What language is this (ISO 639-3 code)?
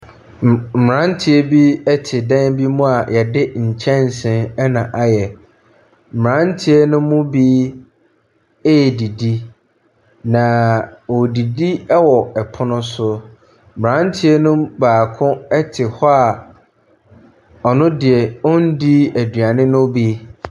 aka